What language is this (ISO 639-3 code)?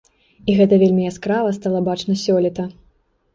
bel